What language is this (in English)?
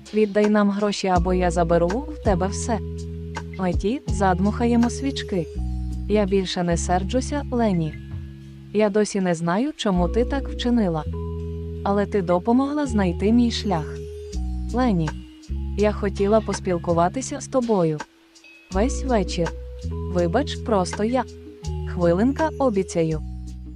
Ukrainian